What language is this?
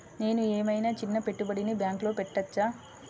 Telugu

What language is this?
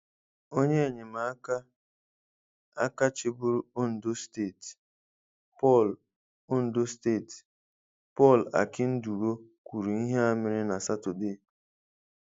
Igbo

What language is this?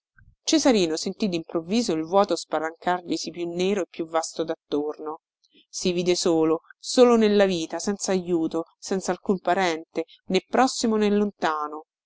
Italian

